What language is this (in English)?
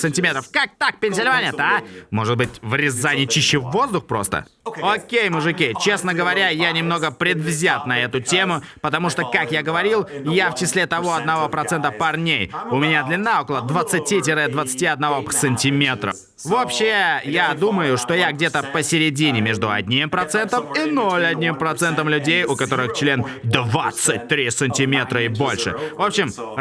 Russian